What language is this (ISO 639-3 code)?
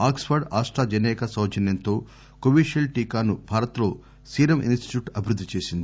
tel